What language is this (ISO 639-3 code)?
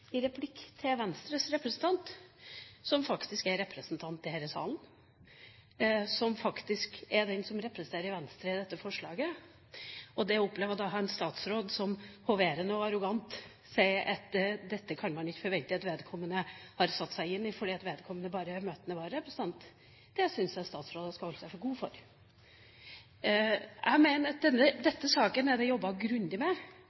nob